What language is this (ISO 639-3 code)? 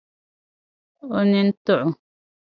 dag